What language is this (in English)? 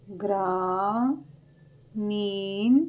Punjabi